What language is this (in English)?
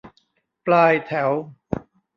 Thai